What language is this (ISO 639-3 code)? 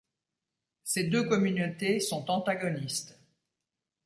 fra